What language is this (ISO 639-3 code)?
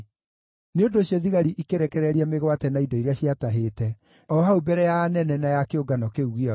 kik